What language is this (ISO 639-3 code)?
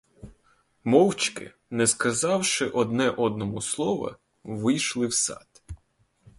ukr